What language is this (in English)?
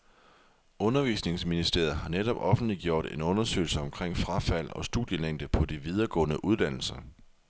Danish